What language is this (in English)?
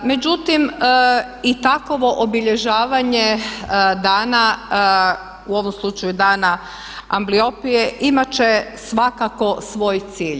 Croatian